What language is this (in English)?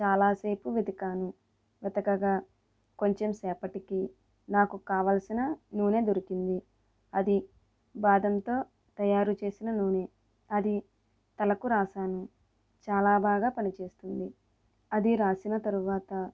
Telugu